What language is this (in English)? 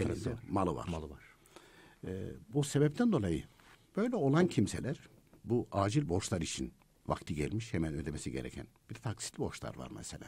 Turkish